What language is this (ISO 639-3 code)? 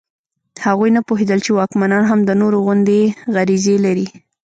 pus